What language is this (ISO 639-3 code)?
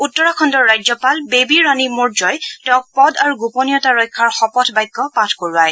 asm